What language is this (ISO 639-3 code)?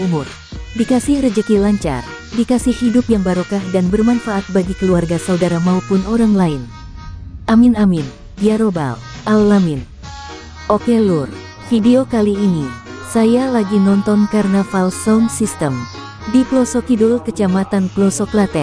ind